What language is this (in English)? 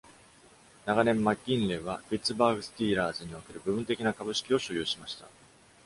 Japanese